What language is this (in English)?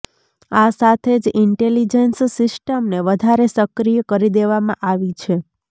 Gujarati